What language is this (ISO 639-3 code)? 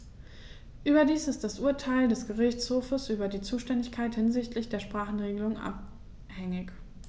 deu